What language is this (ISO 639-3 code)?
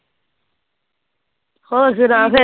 pan